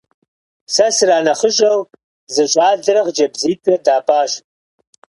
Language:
Kabardian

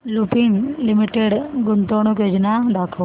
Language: Marathi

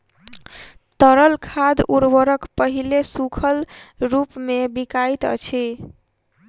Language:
Maithili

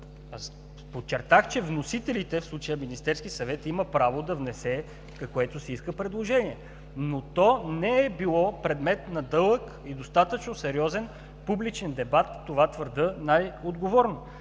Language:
Bulgarian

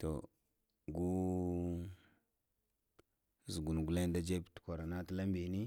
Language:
Lamang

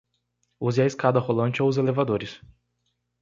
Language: Portuguese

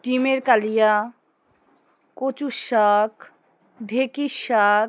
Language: Bangla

